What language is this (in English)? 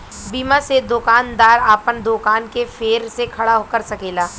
Bhojpuri